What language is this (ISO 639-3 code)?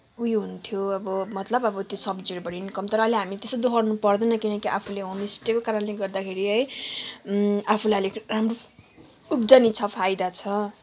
nep